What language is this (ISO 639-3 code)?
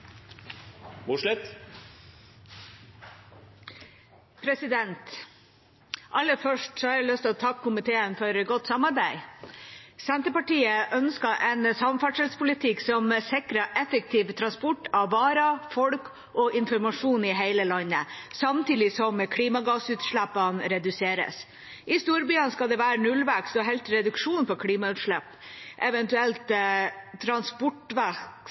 nor